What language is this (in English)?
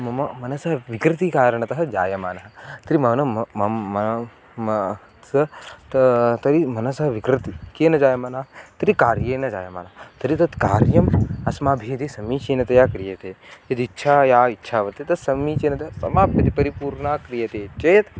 Sanskrit